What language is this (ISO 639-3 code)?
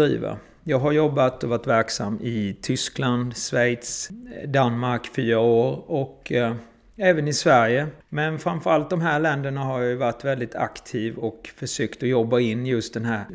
swe